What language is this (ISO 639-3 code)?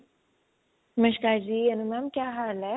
pan